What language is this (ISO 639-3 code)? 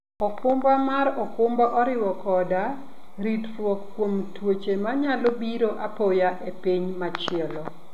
luo